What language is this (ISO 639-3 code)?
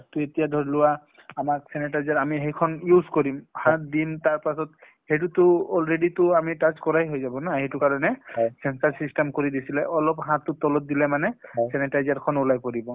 asm